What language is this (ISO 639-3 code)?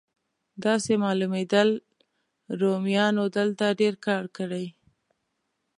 pus